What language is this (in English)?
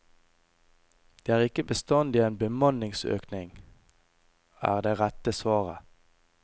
Norwegian